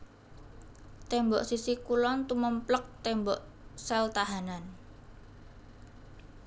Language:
Javanese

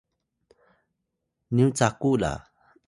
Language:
Atayal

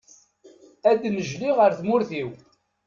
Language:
Kabyle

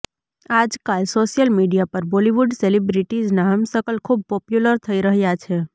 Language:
Gujarati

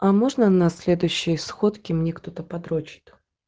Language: Russian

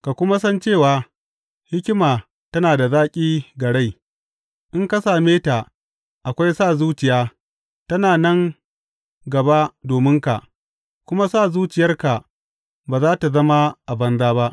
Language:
Hausa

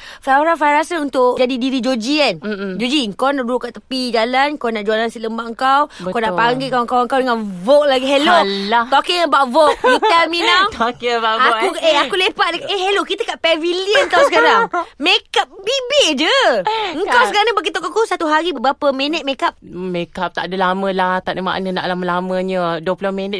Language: Malay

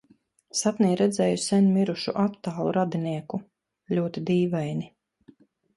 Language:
Latvian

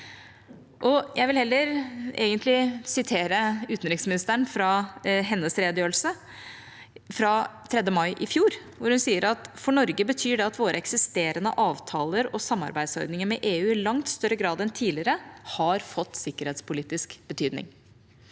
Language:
Norwegian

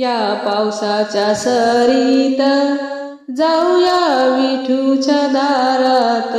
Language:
Marathi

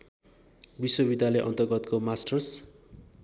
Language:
Nepali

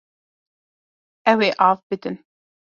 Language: Kurdish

